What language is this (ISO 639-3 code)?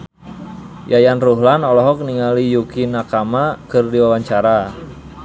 sun